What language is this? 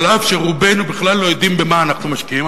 Hebrew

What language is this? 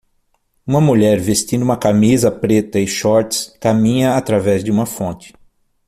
Portuguese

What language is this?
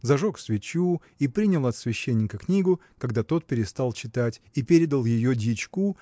Russian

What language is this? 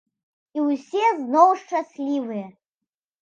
Belarusian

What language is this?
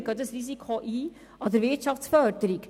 Swiss German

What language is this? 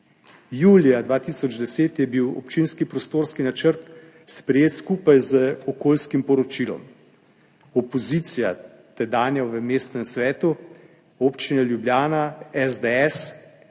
Slovenian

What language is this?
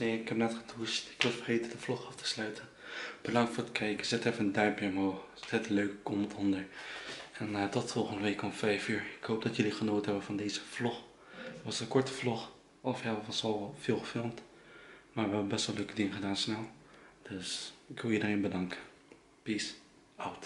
Dutch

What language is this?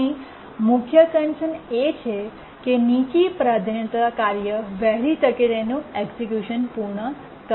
Gujarati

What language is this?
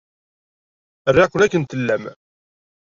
Kabyle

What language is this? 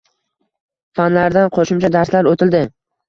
Uzbek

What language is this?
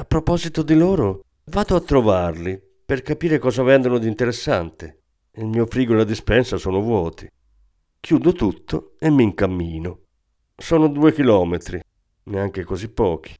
Italian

